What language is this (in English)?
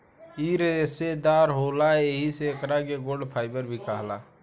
Bhojpuri